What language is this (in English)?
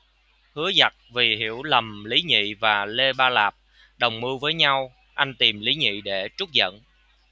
Vietnamese